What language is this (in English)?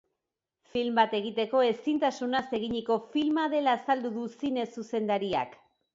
Basque